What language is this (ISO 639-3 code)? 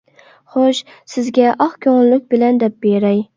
uig